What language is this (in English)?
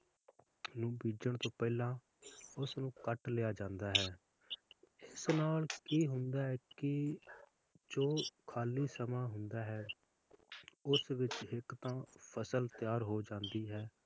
Punjabi